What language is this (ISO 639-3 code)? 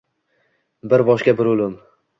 uzb